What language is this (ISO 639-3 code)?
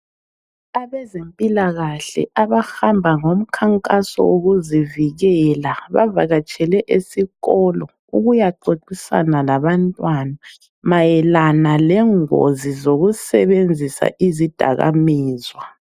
nde